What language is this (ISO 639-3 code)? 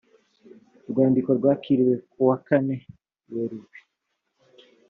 kin